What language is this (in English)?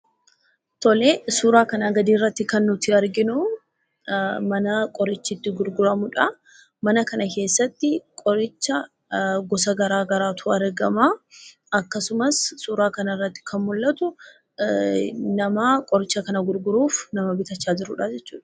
Oromo